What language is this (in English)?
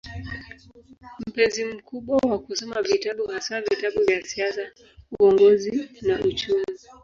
Swahili